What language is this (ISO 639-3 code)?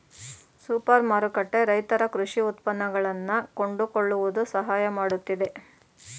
kan